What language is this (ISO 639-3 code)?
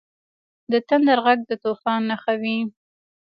pus